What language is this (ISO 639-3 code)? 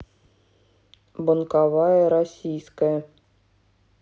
rus